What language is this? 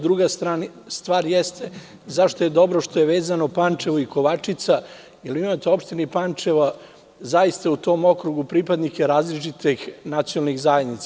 Serbian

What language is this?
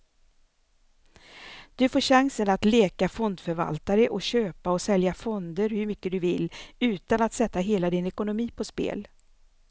Swedish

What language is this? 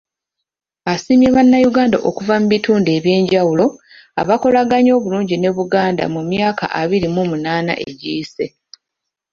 Ganda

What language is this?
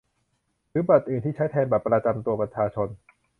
Thai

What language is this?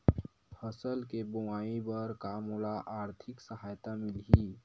Chhattisgarhi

